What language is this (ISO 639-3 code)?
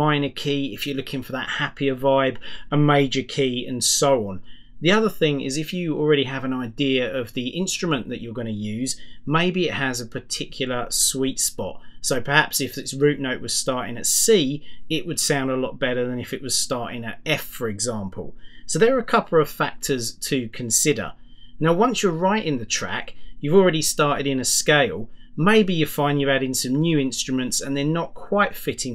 eng